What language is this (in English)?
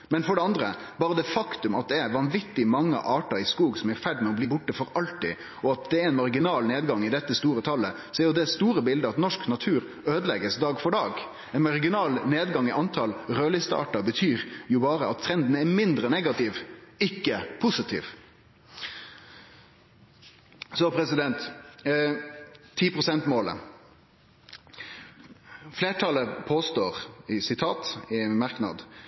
Norwegian Nynorsk